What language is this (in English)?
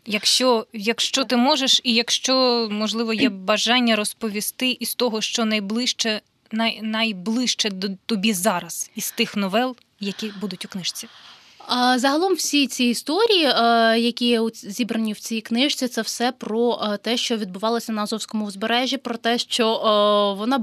Ukrainian